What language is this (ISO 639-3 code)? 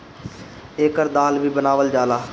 bho